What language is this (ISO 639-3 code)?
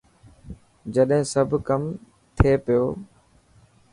mki